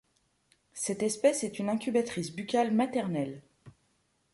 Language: French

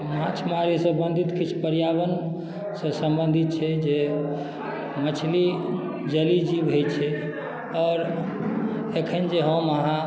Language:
Maithili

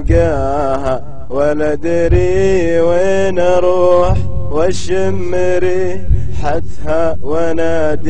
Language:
Arabic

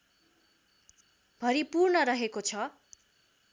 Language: Nepali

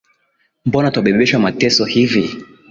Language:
Swahili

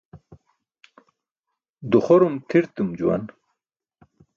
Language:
Burushaski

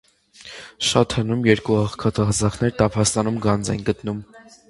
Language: Armenian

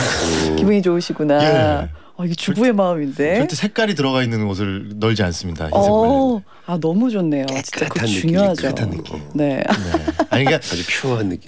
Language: Korean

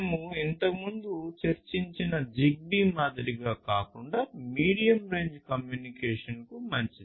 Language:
Telugu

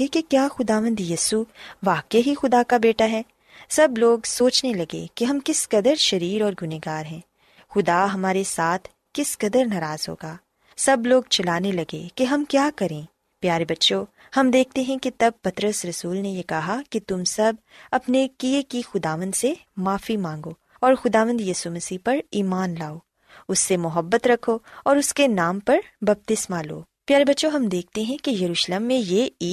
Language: Urdu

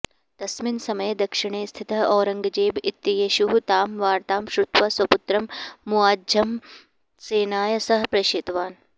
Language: Sanskrit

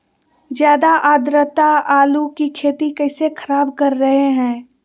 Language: Magahi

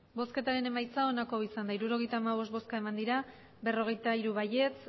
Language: Basque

